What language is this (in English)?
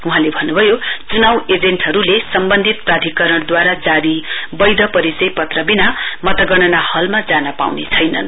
Nepali